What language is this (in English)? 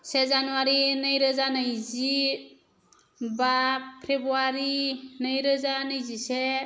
Bodo